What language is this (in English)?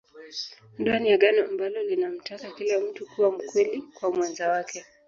Swahili